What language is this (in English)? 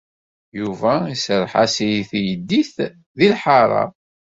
Kabyle